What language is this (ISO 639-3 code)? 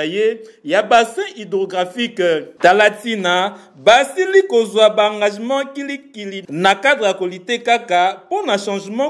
fra